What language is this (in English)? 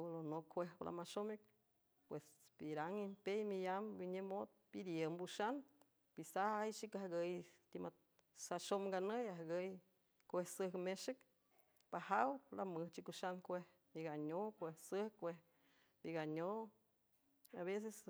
San Francisco Del Mar Huave